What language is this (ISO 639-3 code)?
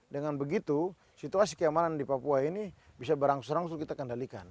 ind